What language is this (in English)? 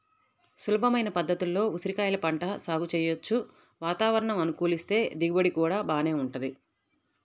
Telugu